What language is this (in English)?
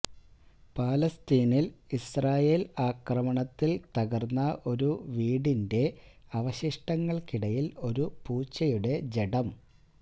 Malayalam